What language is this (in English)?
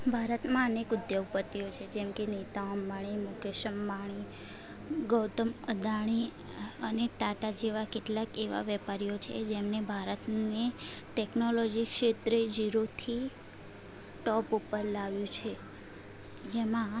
Gujarati